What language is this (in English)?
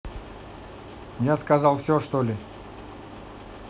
Russian